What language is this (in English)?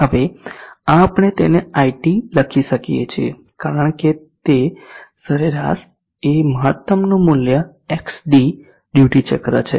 Gujarati